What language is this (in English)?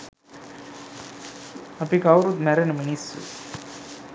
Sinhala